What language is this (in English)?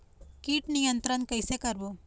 Chhattisgarhi